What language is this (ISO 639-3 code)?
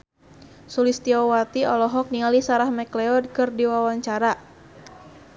sun